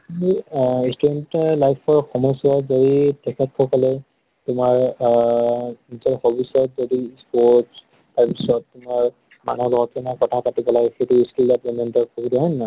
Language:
Assamese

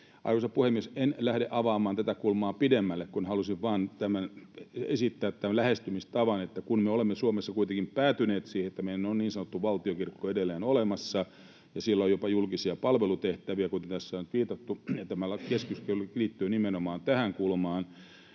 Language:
Finnish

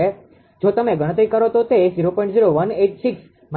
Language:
Gujarati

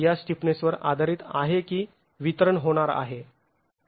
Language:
Marathi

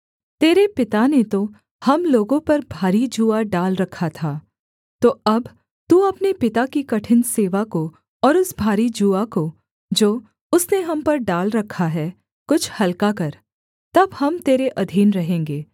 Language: Hindi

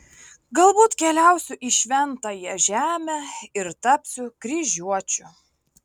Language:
Lithuanian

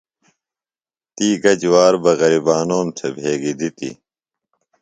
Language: Phalura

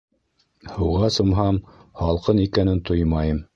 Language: Bashkir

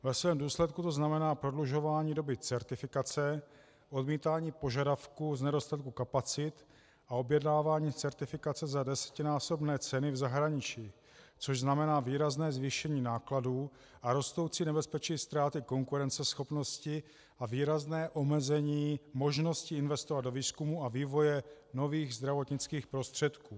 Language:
Czech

